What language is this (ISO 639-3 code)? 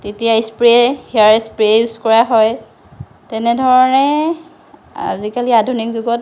asm